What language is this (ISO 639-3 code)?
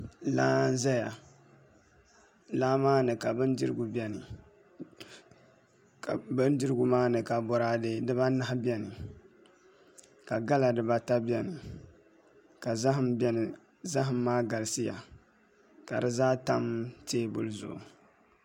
dag